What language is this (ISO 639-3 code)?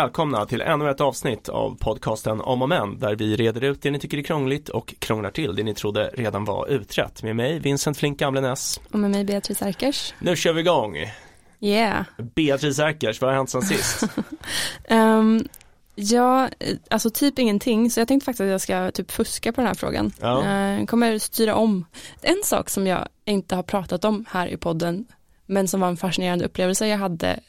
swe